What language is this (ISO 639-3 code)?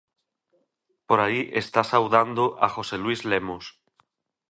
glg